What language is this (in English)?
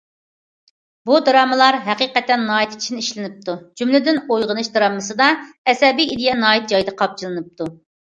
Uyghur